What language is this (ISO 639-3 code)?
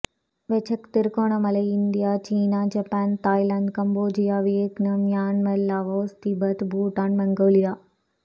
tam